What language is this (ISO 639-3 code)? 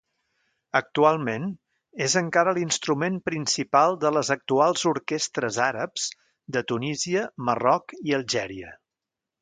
cat